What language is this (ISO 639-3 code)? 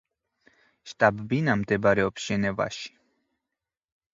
kat